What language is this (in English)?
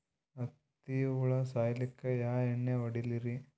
Kannada